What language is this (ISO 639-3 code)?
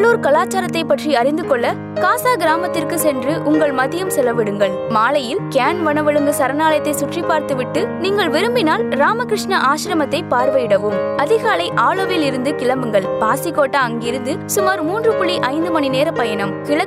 tam